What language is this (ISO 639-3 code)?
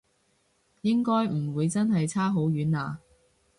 yue